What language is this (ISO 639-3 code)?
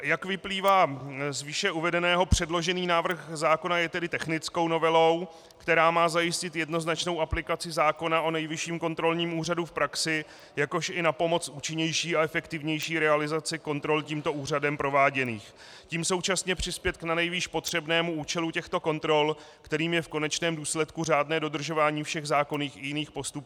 ces